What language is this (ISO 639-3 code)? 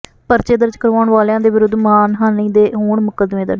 pan